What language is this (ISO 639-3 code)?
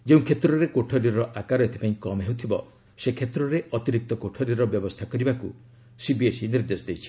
ori